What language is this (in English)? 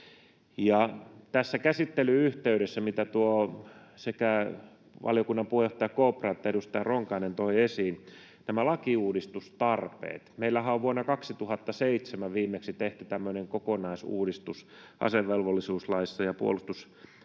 Finnish